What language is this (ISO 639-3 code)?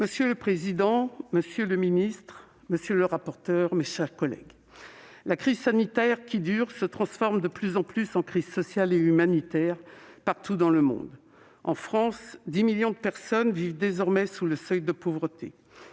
fra